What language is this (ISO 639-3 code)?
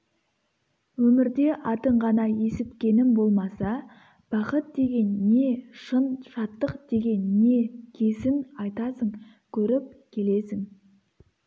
kaz